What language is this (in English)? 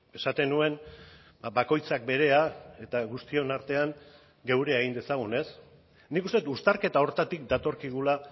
Basque